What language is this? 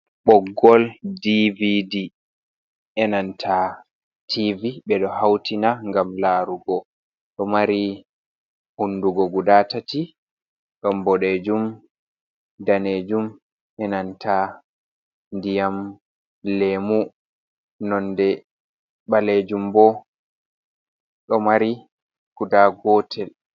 Fula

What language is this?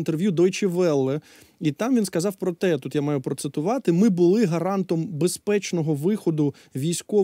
Ukrainian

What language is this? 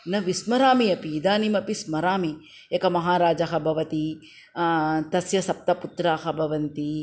Sanskrit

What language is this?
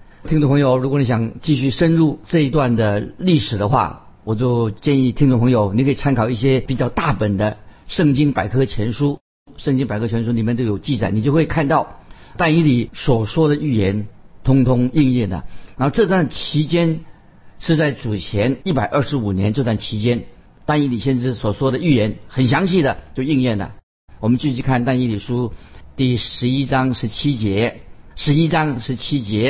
Chinese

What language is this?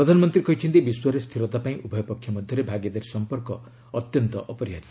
Odia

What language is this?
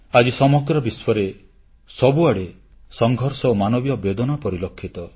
Odia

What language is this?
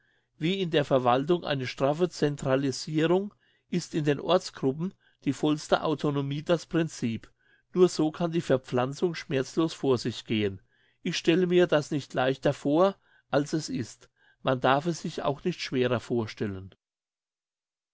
German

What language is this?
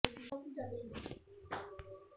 Punjabi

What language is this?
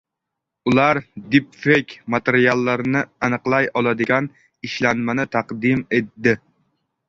Uzbek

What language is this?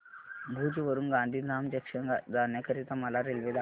Marathi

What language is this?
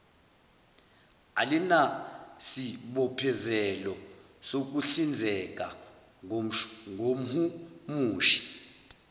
Zulu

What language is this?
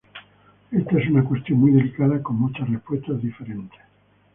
Spanish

